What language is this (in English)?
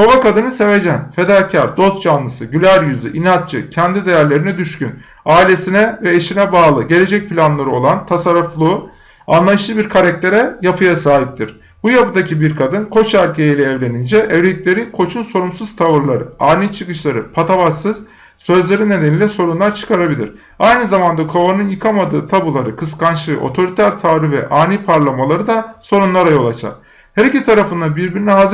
Turkish